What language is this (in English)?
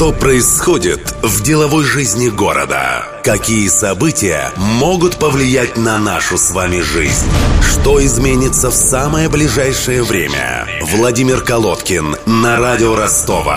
Russian